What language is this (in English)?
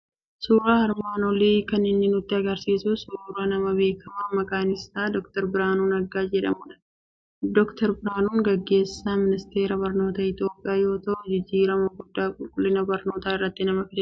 Oromo